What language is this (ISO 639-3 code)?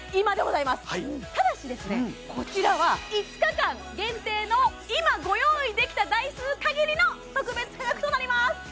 jpn